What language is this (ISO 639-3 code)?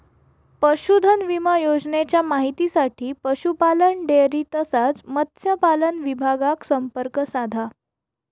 mar